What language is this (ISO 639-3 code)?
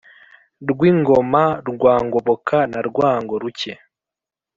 kin